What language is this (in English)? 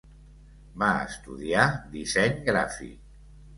Catalan